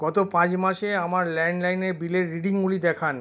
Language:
Bangla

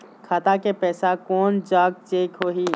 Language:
Chhattisgarhi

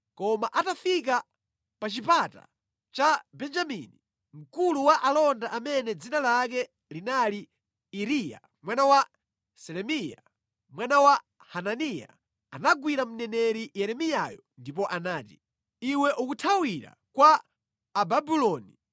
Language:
Nyanja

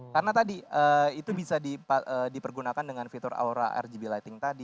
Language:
Indonesian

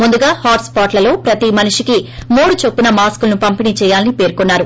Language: Telugu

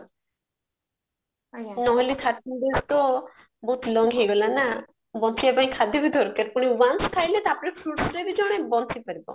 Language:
Odia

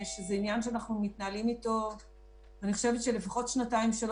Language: Hebrew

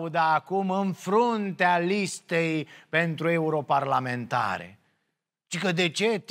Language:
Romanian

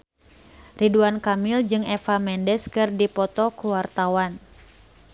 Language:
Sundanese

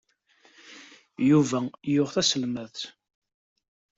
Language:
Kabyle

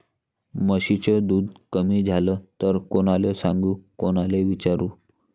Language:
Marathi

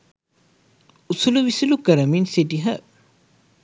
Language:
Sinhala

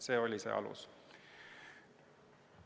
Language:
Estonian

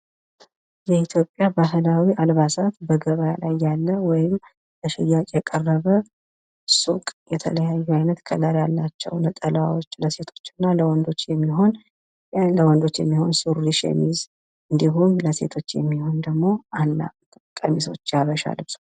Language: Amharic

